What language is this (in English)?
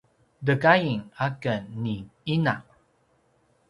Paiwan